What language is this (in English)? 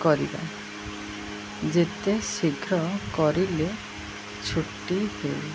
Odia